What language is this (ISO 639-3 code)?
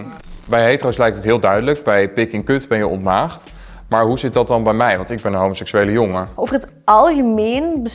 nld